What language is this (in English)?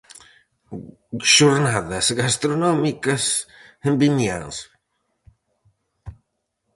Galician